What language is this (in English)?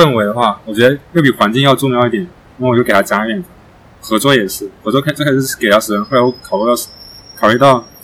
Chinese